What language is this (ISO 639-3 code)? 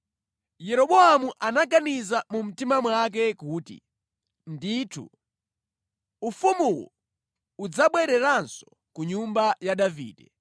nya